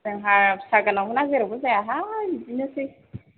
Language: Bodo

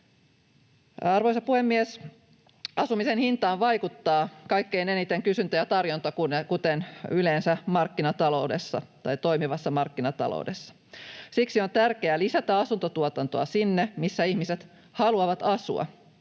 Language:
Finnish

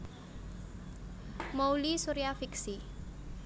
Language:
Javanese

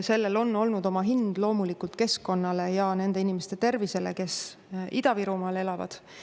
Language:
Estonian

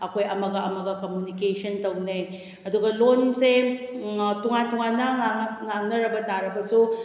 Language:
Manipuri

